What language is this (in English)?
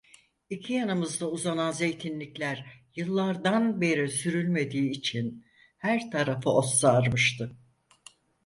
Turkish